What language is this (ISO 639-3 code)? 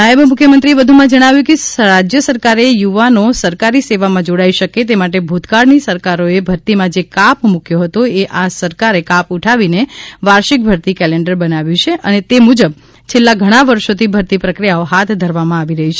guj